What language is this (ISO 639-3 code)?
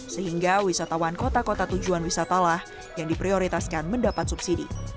ind